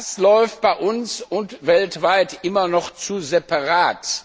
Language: German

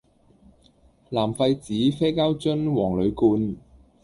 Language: Cantonese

